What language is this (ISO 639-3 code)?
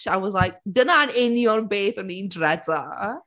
cym